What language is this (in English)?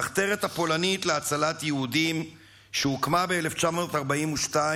Hebrew